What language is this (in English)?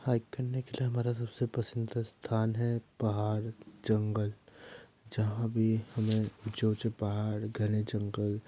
Hindi